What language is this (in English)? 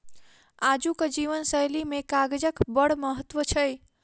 Maithili